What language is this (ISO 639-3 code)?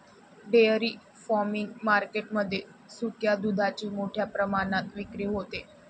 mar